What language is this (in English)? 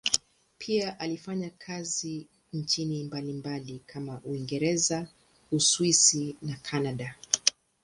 Swahili